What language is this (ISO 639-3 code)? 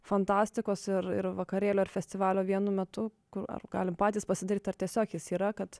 lit